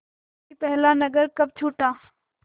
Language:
Hindi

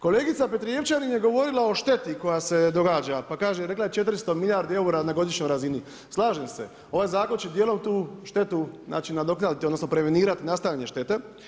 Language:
Croatian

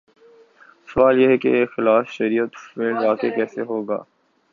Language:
Urdu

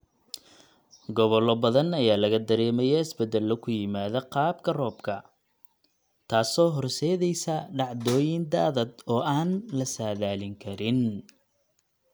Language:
Somali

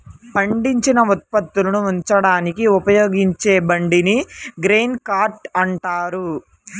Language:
Telugu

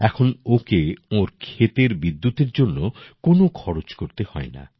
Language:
Bangla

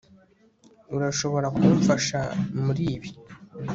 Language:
Kinyarwanda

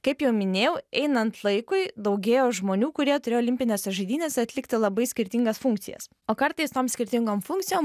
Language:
Lithuanian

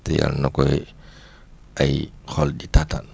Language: Wolof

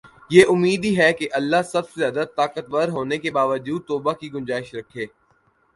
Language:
Urdu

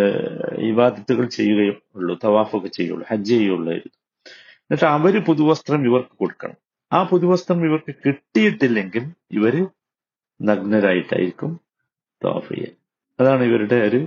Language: Malayalam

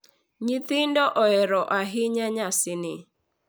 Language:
Luo (Kenya and Tanzania)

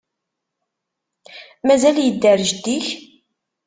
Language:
Kabyle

